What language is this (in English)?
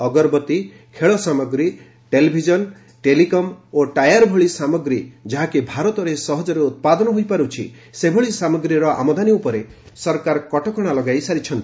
Odia